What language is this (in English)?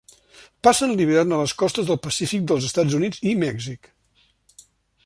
Catalan